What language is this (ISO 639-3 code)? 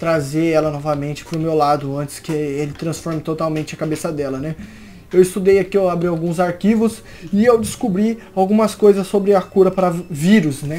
por